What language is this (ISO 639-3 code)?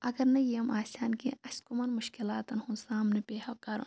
kas